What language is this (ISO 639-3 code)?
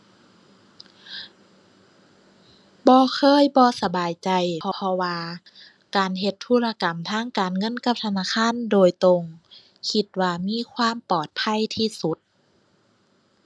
tha